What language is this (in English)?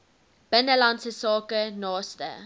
Afrikaans